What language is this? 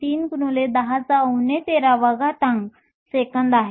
Marathi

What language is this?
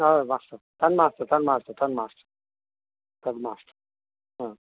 Sanskrit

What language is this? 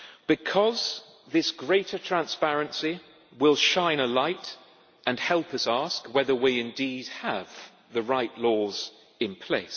English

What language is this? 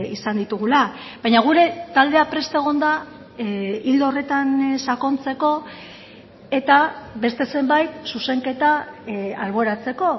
Basque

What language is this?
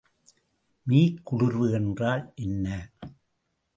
Tamil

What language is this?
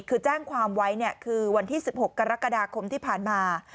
Thai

